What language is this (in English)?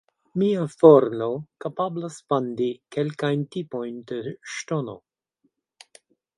Esperanto